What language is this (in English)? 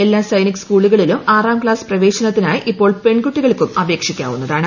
Malayalam